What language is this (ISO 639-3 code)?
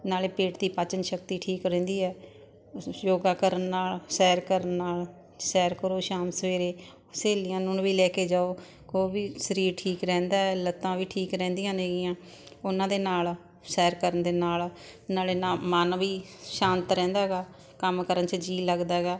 pan